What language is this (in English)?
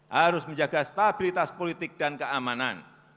Indonesian